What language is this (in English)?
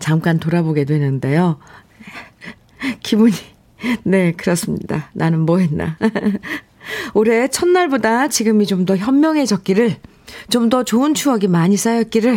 Korean